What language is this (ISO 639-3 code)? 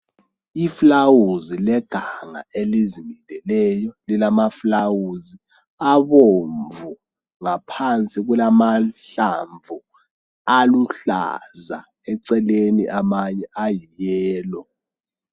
nde